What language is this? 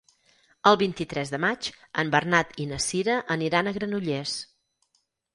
Catalan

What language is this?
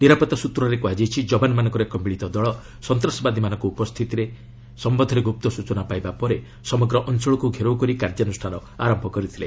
Odia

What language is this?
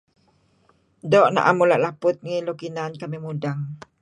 Kelabit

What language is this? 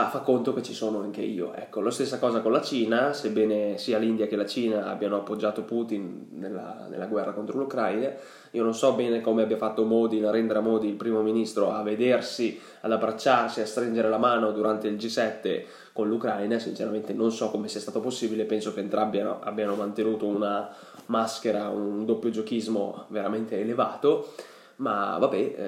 Italian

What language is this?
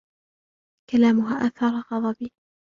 Arabic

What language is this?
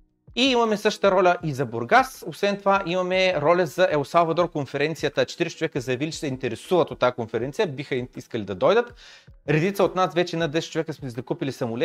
Bulgarian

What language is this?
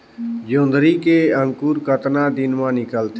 Chhattisgarhi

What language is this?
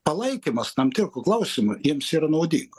Lithuanian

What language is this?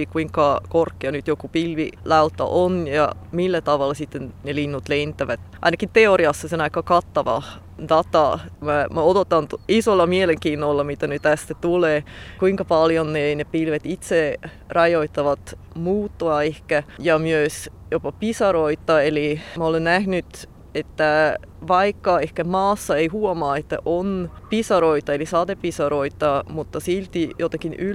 Finnish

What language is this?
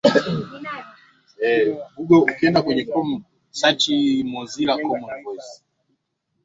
Swahili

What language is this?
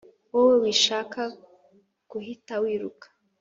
Kinyarwanda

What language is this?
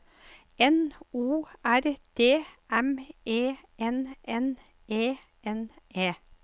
Norwegian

